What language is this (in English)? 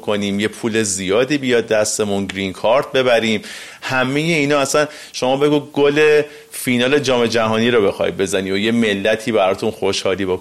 Persian